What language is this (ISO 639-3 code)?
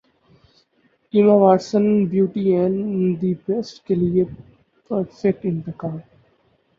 urd